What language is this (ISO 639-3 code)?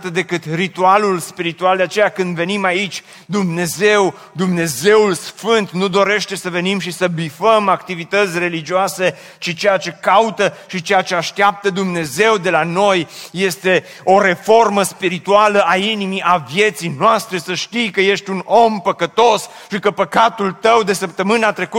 ron